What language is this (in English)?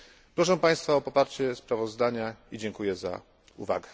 Polish